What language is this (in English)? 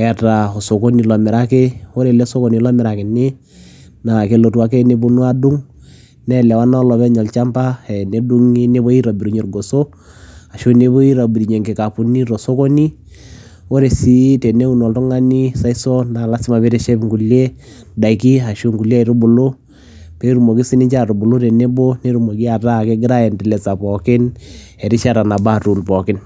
Masai